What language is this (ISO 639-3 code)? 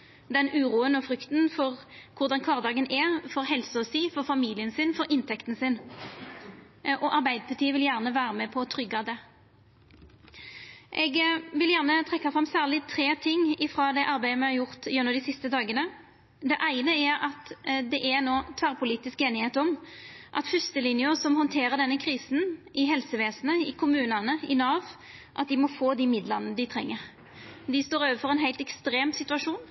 nno